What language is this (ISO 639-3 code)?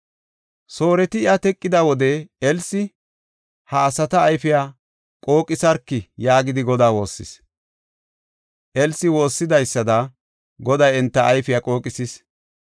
gof